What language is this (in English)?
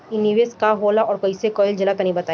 Bhojpuri